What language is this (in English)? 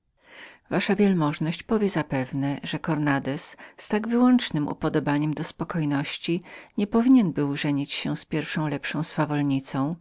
Polish